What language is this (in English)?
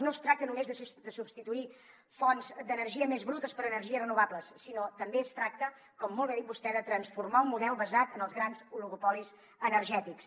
Catalan